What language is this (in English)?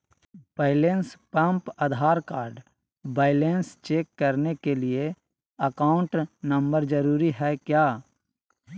Magahi